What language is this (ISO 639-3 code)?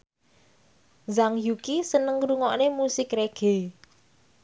jav